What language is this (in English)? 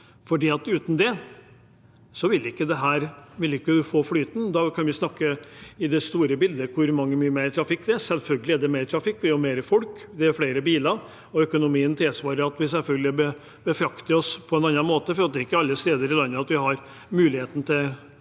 Norwegian